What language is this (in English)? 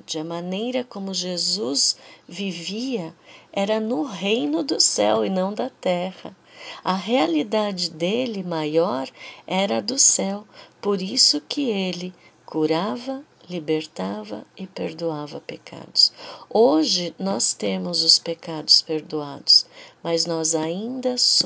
Portuguese